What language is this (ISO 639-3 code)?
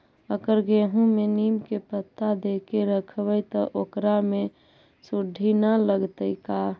mag